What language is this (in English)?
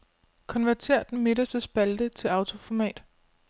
Danish